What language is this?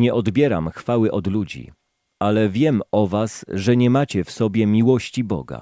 Polish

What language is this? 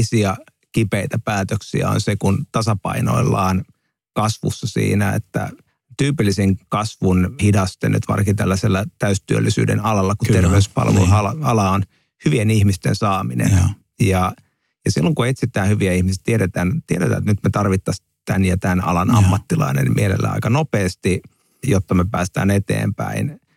Finnish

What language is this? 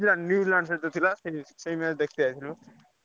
Odia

